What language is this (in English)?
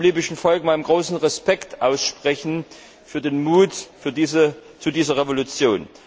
German